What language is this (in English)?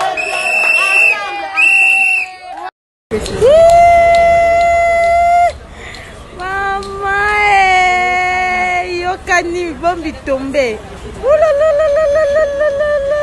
French